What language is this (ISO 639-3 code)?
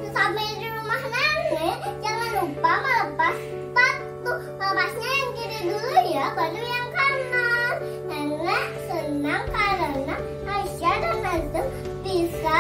ind